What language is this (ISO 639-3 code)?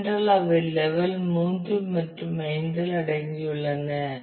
tam